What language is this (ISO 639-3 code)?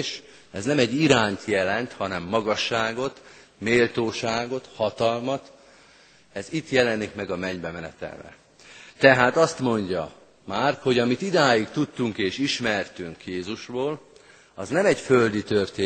hun